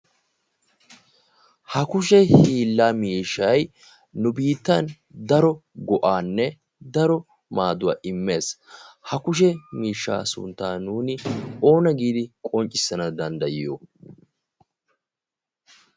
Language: Wolaytta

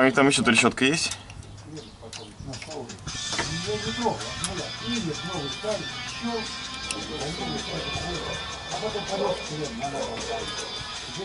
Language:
Russian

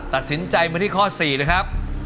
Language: Thai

